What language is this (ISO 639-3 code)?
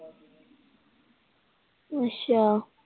pan